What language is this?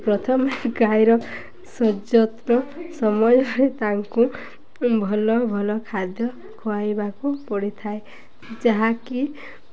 Odia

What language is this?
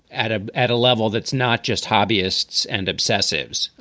English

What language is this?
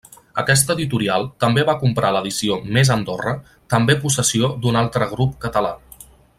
Catalan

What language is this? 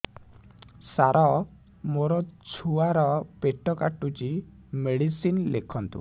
Odia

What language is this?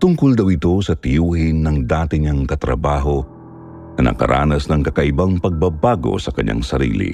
Filipino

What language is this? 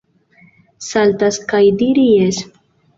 Esperanto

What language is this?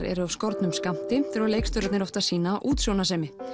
Icelandic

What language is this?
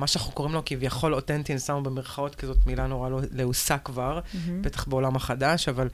Hebrew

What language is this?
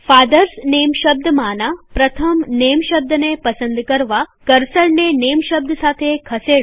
Gujarati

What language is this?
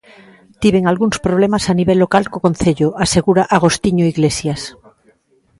Galician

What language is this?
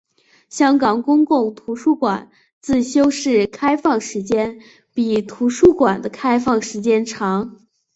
Chinese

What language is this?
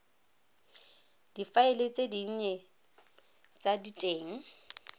Tswana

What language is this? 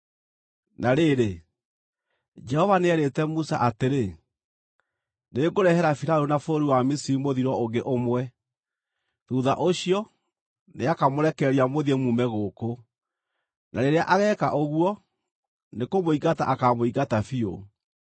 Kikuyu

